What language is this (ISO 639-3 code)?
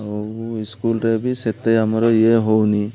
ori